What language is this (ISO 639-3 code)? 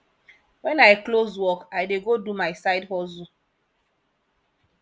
pcm